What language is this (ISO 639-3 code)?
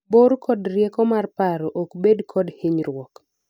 luo